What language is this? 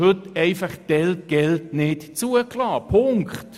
Swiss German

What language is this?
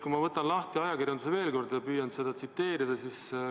Estonian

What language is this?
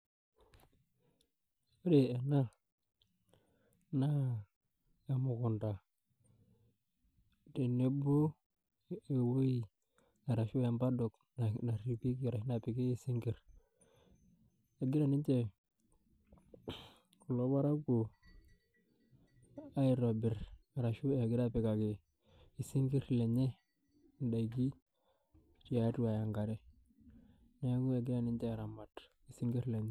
Masai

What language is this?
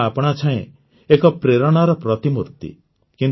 Odia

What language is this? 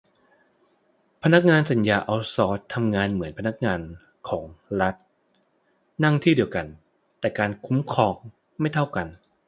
Thai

